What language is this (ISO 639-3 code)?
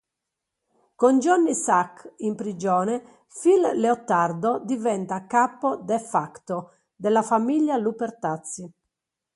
ita